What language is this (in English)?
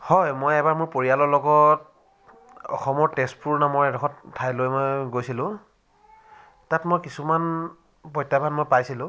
Assamese